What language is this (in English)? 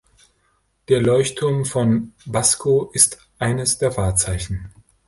German